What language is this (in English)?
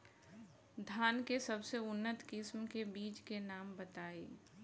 Bhojpuri